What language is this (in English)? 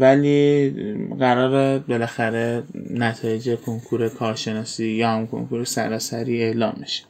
Persian